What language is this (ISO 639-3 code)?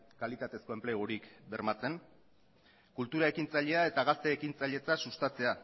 eus